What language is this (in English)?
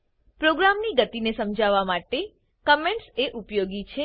Gujarati